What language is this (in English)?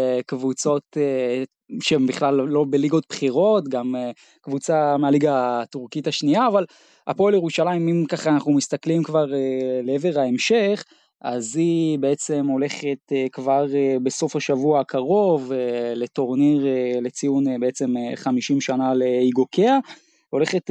Hebrew